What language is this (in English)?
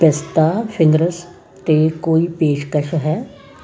Punjabi